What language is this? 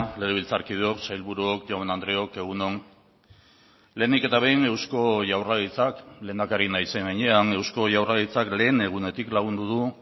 Basque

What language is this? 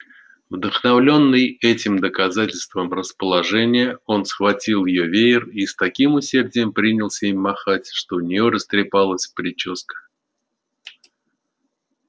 Russian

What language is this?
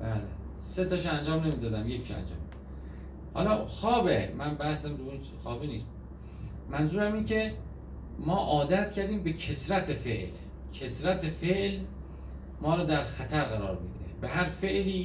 Persian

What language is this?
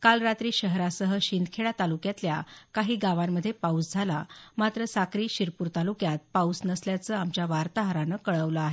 Marathi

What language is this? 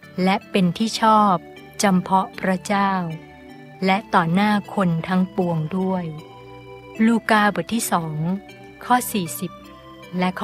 Thai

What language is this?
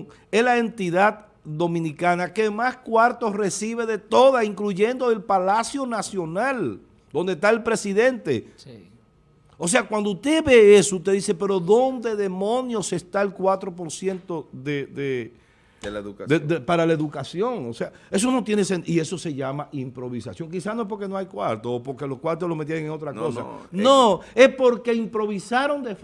Spanish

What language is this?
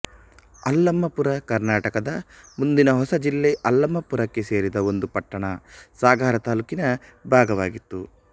Kannada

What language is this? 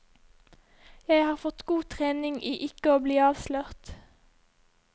Norwegian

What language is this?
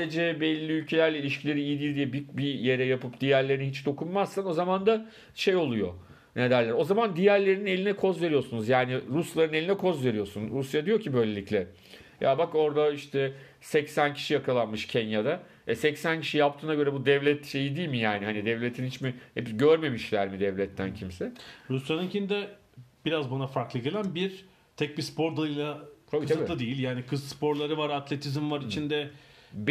Turkish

